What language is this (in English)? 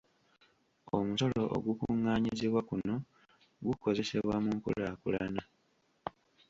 Ganda